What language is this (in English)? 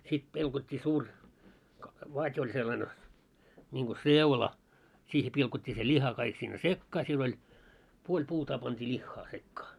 Finnish